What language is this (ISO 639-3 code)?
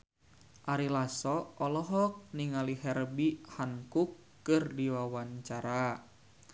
sun